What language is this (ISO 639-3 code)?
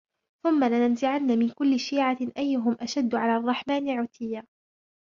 ara